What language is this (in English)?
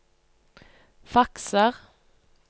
Norwegian